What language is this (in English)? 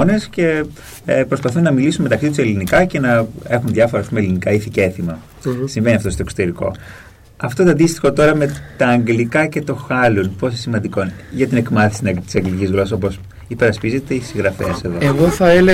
Greek